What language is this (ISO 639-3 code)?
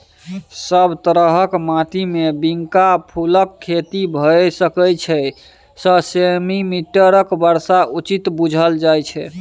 mai